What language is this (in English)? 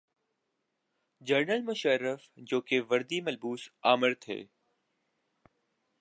Urdu